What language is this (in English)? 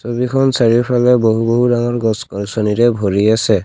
Assamese